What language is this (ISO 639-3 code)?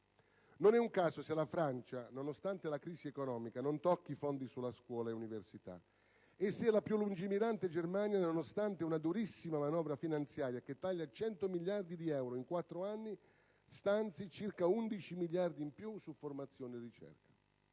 ita